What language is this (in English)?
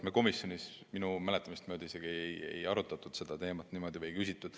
Estonian